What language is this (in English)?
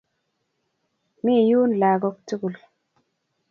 Kalenjin